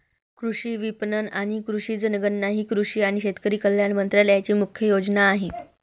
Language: Marathi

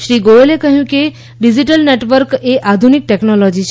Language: Gujarati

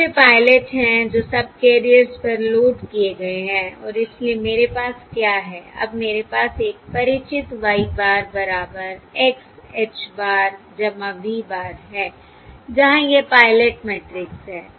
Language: Hindi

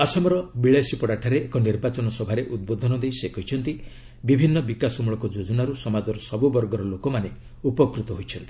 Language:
Odia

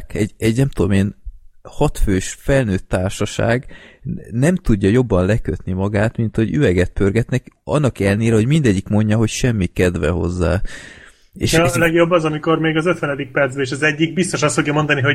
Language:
Hungarian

